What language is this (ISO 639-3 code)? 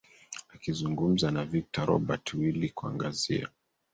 swa